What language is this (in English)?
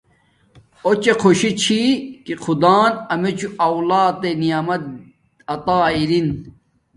Domaaki